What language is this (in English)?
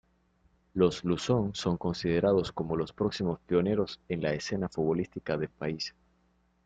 Spanish